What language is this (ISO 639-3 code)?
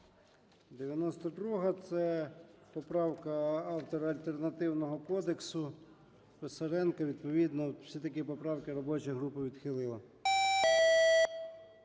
ukr